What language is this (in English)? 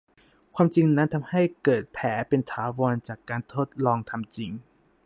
Thai